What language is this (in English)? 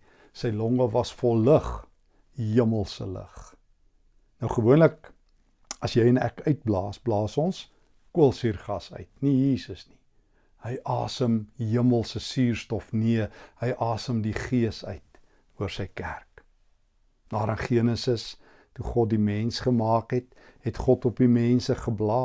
Dutch